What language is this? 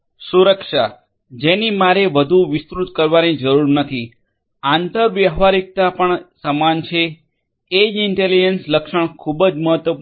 Gujarati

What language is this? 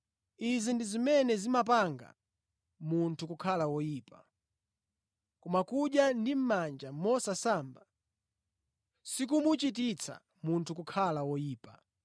Nyanja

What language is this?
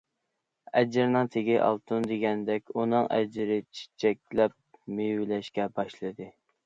Uyghur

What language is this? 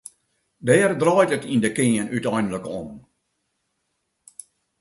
Western Frisian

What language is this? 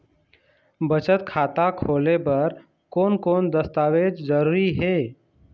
Chhattisgarhi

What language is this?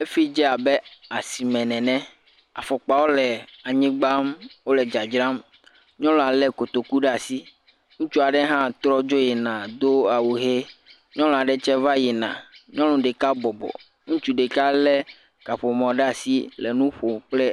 Ewe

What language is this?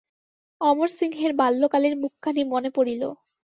Bangla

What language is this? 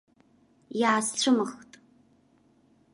Abkhazian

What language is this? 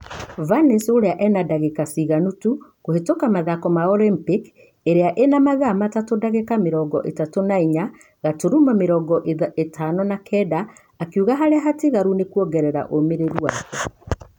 Kikuyu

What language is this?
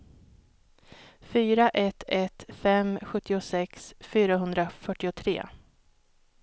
Swedish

